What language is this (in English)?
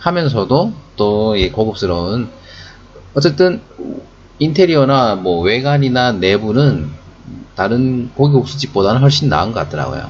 Korean